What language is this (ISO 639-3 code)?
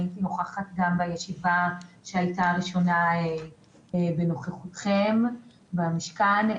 heb